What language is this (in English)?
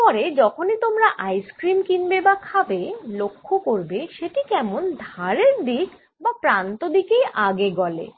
Bangla